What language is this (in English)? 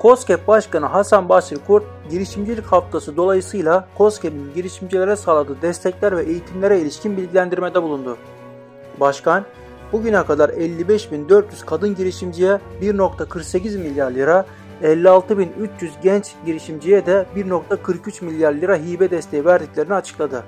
Turkish